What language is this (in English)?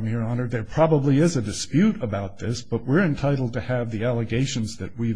English